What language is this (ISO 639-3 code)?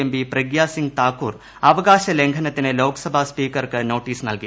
mal